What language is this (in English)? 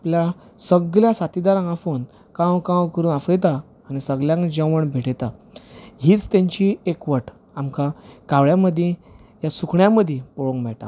Konkani